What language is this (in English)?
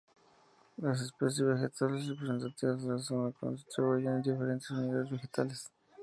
Spanish